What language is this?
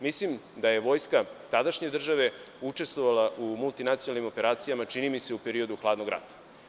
Serbian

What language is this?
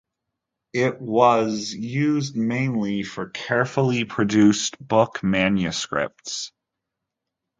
English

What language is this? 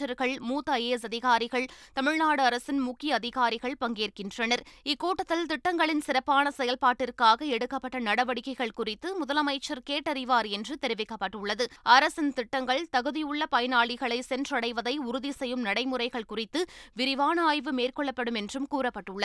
Tamil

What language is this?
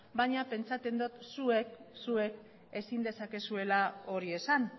Basque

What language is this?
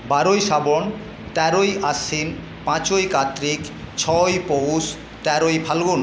Bangla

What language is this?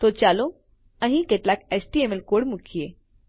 Gujarati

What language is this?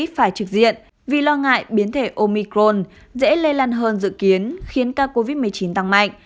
Vietnamese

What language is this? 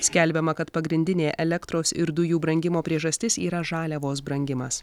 Lithuanian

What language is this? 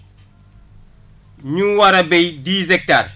Wolof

